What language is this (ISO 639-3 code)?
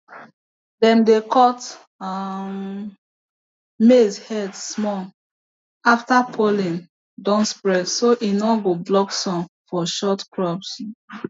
pcm